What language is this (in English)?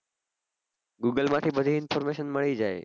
Gujarati